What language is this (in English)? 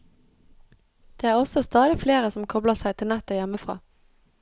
Norwegian